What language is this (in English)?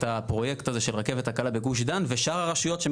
Hebrew